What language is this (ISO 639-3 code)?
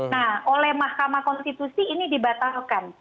ind